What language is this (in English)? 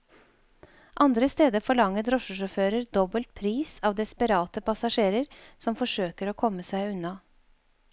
Norwegian